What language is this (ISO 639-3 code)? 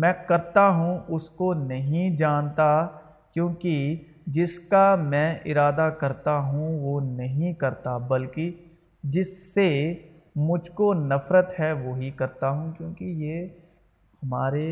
urd